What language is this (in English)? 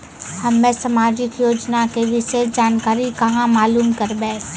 Maithili